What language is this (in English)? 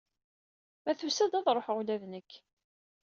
Kabyle